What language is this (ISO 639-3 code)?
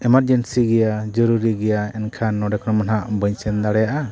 sat